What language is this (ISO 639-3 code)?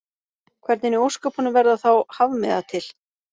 isl